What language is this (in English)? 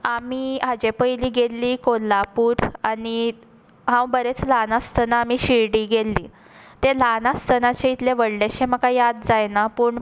Konkani